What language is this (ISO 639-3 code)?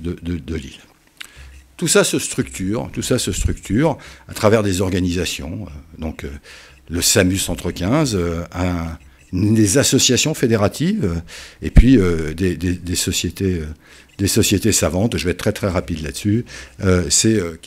fra